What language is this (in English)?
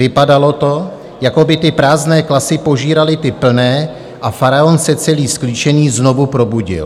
Czech